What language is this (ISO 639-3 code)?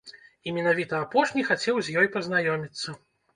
bel